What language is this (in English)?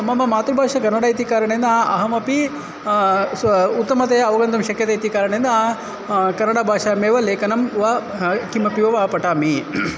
Sanskrit